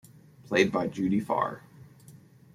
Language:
English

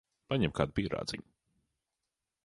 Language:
Latvian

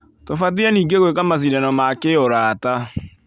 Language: Kikuyu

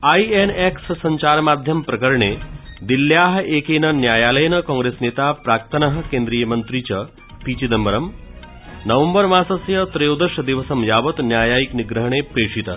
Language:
Sanskrit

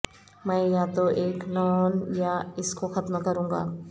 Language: Urdu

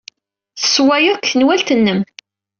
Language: Kabyle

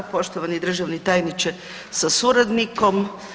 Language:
Croatian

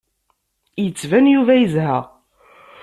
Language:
Kabyle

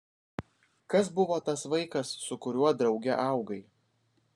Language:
Lithuanian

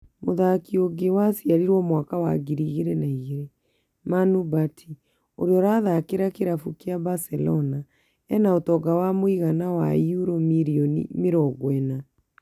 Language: Kikuyu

